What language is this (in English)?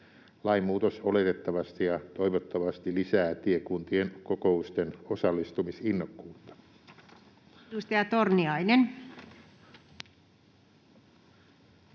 Finnish